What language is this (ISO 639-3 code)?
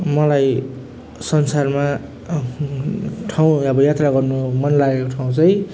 nep